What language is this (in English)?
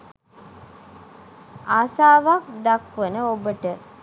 Sinhala